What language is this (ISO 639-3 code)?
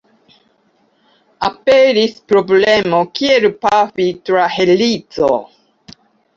epo